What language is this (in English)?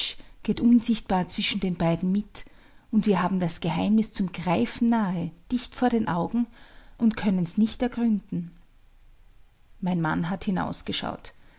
German